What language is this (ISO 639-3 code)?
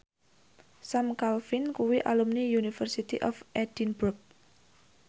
jav